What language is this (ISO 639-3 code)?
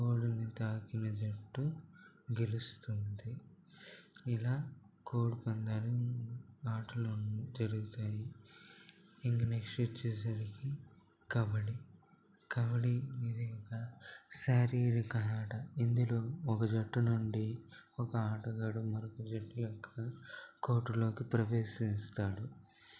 tel